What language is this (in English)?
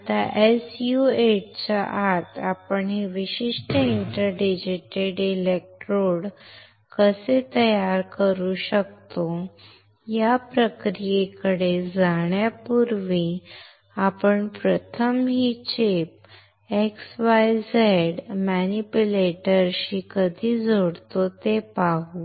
Marathi